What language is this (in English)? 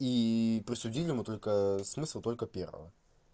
Russian